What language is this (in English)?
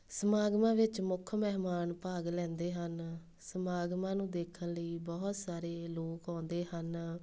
Punjabi